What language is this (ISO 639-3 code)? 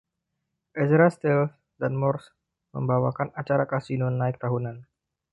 ind